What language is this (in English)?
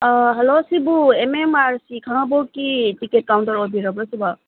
Manipuri